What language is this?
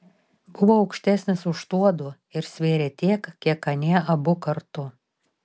Lithuanian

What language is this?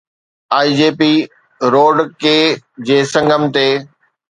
Sindhi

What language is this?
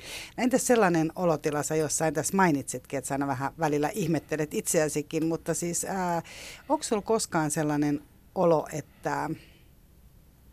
Finnish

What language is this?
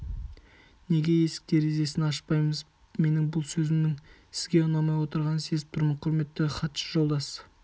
Kazakh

